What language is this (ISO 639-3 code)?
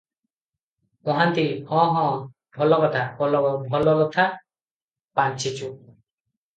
ori